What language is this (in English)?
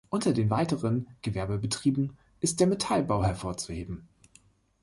German